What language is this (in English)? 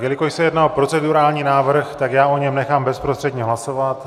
Czech